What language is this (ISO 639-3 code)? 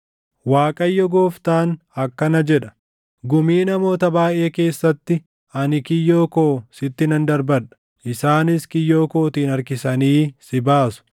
orm